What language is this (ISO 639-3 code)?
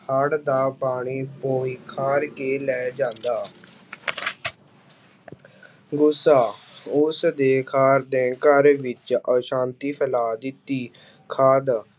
pan